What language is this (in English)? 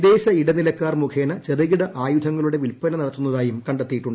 Malayalam